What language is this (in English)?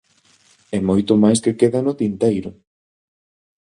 Galician